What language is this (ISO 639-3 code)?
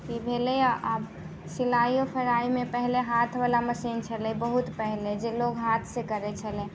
mai